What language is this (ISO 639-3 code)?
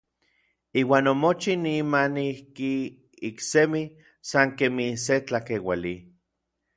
nlv